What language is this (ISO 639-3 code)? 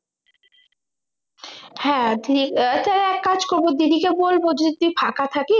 ben